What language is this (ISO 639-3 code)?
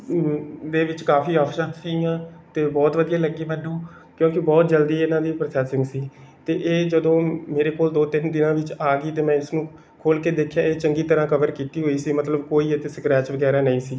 pan